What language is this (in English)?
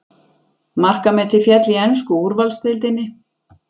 Icelandic